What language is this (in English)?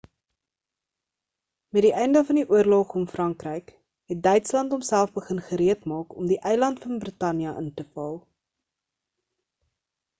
Afrikaans